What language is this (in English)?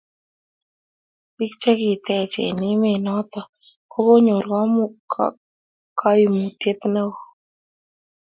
Kalenjin